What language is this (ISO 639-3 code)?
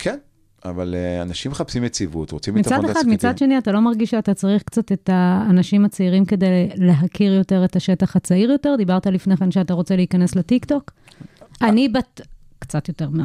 heb